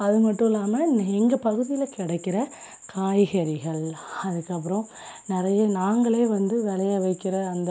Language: Tamil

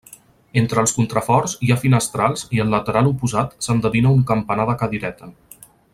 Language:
Catalan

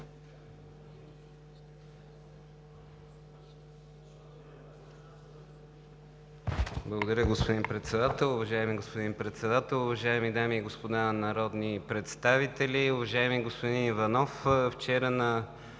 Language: Bulgarian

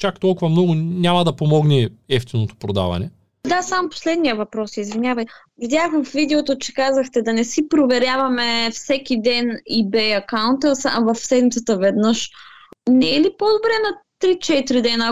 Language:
Bulgarian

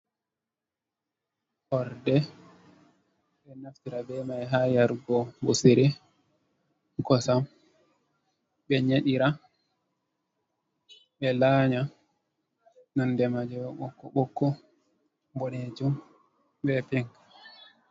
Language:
Fula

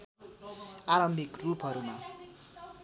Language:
Nepali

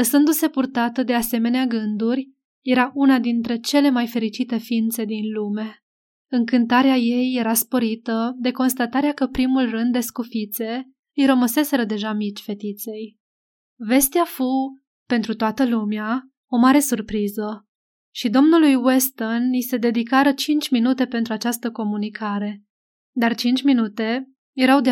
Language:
Romanian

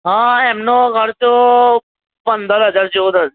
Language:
Gujarati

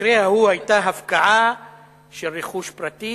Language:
Hebrew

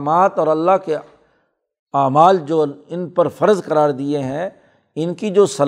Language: Urdu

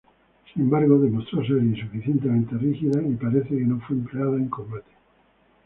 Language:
Spanish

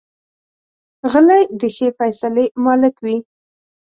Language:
Pashto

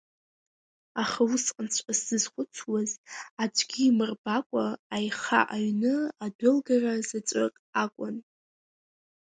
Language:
Abkhazian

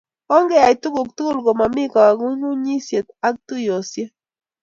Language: Kalenjin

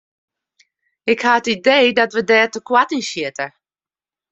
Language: Western Frisian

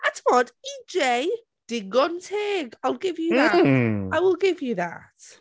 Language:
Welsh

